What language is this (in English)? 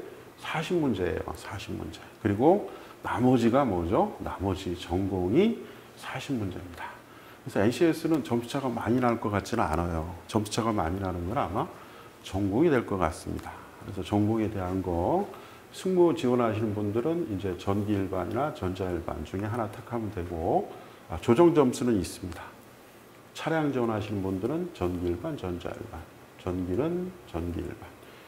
Korean